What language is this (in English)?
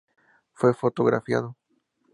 Spanish